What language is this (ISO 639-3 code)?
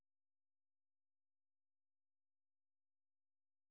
rus